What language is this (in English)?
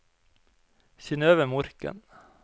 Norwegian